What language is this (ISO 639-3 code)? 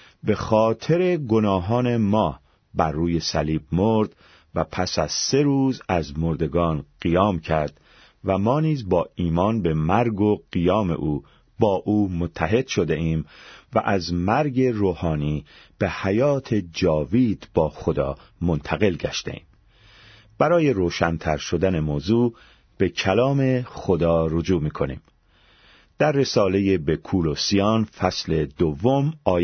fas